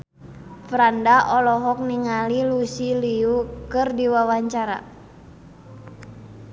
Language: Sundanese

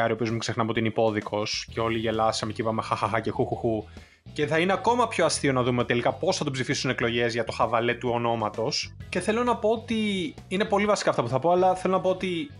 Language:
Greek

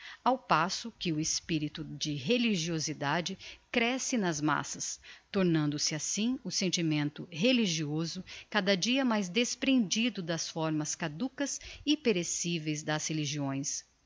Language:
Portuguese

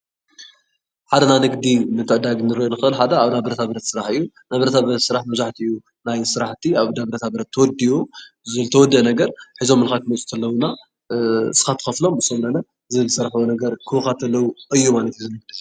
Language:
Tigrinya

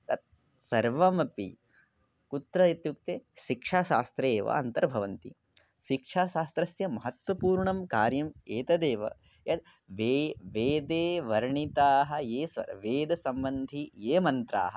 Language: Sanskrit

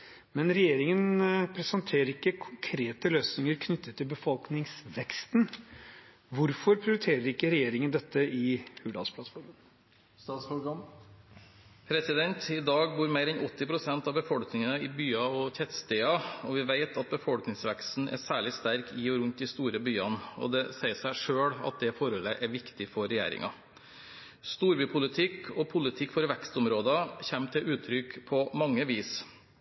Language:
Norwegian Bokmål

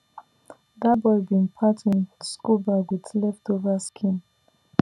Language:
Nigerian Pidgin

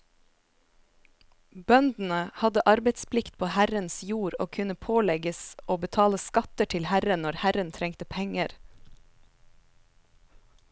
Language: Norwegian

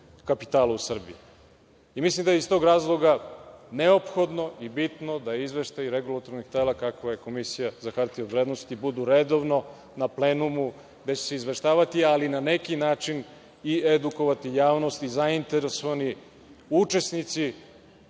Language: Serbian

